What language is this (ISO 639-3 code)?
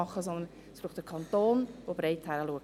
gsw